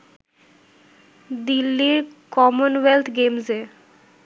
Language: Bangla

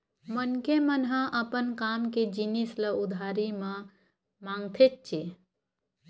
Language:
Chhattisgarhi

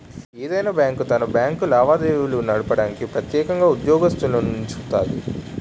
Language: Telugu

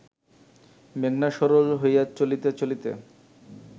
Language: Bangla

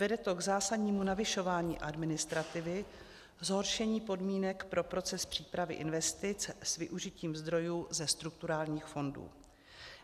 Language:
Czech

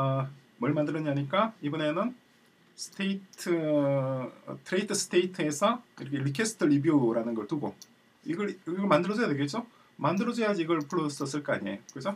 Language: Korean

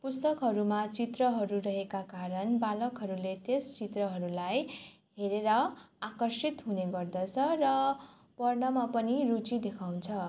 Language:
Nepali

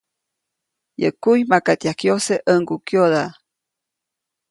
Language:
Copainalá Zoque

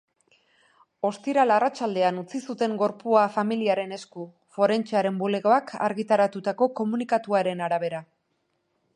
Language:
Basque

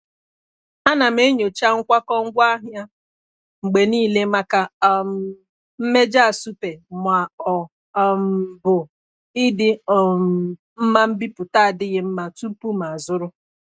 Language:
Igbo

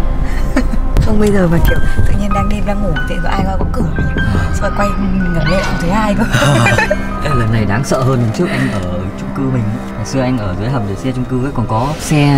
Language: Vietnamese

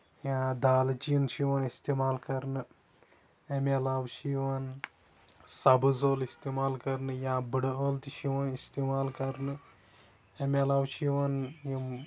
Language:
Kashmiri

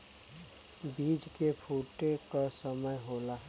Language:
Bhojpuri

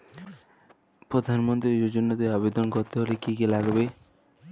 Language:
Bangla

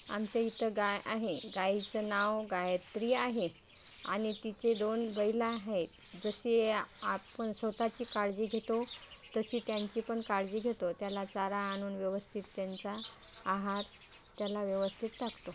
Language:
Marathi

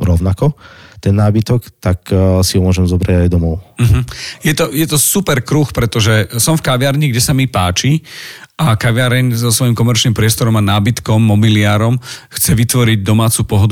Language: Slovak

